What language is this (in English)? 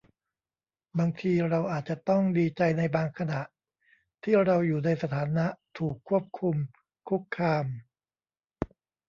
Thai